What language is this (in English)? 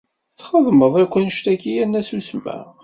Kabyle